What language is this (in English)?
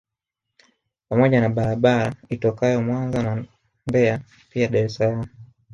Swahili